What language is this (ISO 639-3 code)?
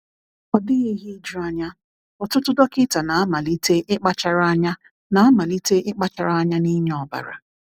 ibo